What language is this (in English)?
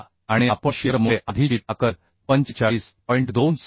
Marathi